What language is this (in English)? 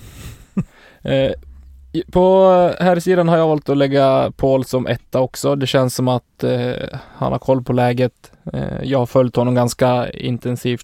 Swedish